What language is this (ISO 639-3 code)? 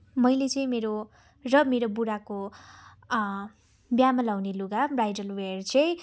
nep